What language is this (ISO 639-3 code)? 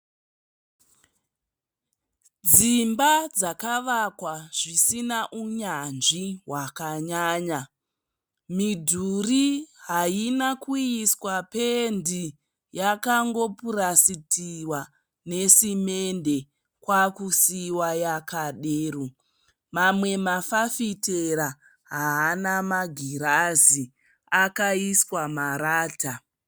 sna